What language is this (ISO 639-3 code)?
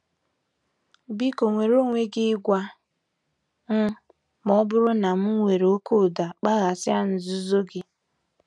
ibo